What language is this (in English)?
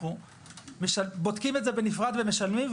Hebrew